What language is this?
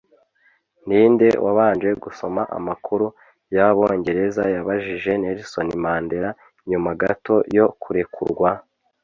Kinyarwanda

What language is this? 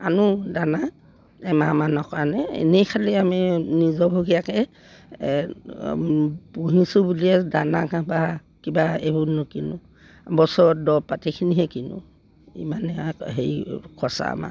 Assamese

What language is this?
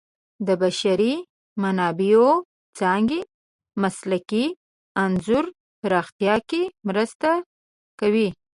Pashto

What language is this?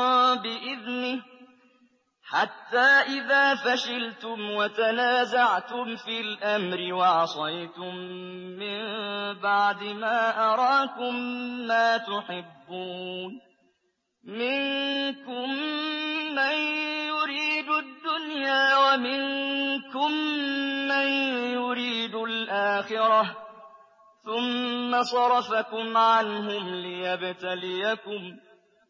Arabic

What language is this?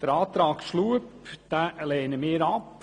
Swiss German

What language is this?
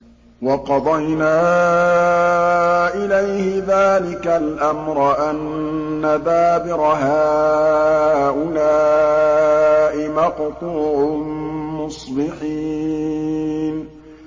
Arabic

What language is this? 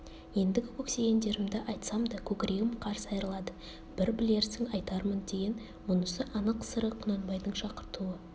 Kazakh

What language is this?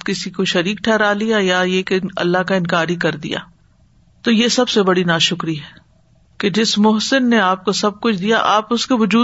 Urdu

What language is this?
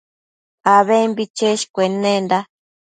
Matsés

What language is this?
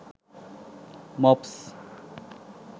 Sinhala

